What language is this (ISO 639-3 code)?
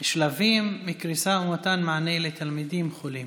heb